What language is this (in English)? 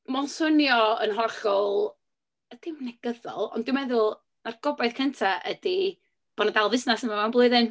Welsh